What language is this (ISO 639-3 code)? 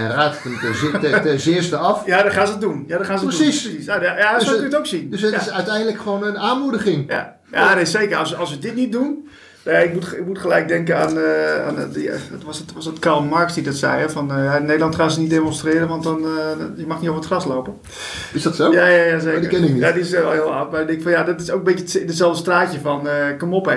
nld